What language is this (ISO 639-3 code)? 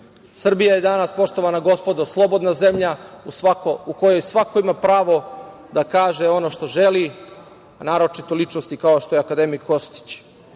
srp